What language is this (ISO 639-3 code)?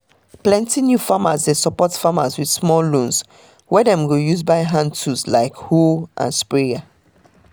pcm